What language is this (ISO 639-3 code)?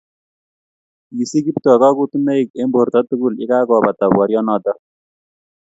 kln